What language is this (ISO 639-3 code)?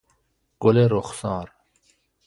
fas